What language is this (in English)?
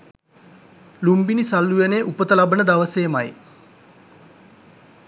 Sinhala